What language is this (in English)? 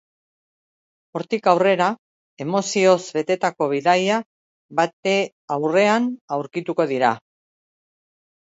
Basque